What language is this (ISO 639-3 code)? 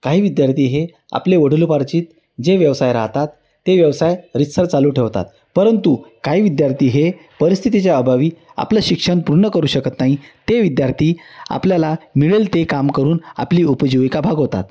mar